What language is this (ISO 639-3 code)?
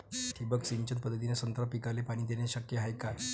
mar